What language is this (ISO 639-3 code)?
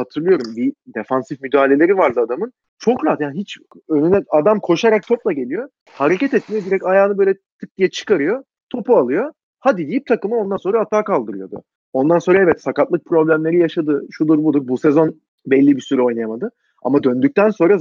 tur